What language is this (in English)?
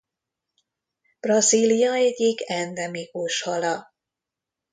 Hungarian